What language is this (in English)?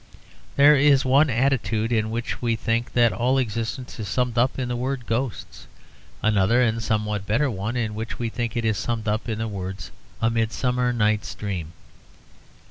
English